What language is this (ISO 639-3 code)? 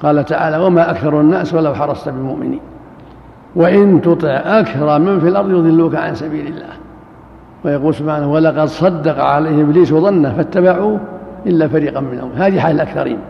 ara